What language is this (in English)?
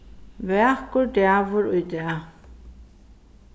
Faroese